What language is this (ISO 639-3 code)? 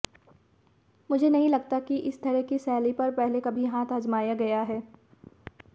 hin